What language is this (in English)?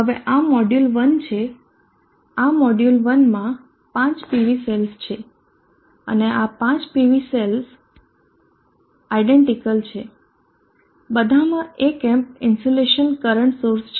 Gujarati